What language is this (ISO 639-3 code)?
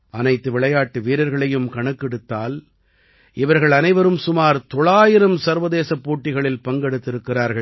tam